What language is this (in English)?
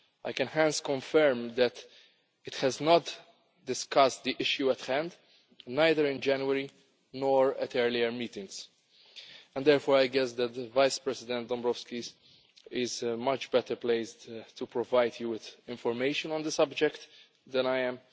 English